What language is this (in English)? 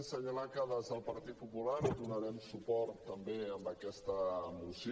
Catalan